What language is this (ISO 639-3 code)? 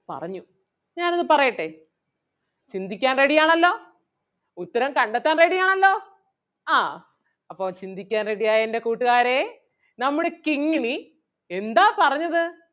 mal